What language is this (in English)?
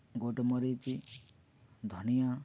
Odia